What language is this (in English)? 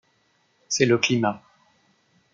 French